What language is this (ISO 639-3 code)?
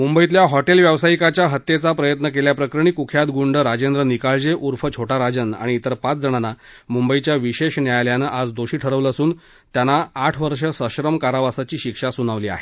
mar